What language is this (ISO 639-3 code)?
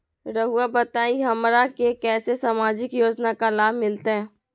mag